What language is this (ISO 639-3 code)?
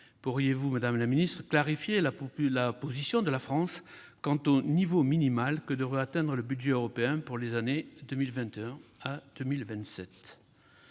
fra